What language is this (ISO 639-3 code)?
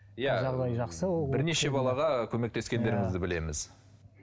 kaz